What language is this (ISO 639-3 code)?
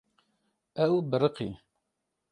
kur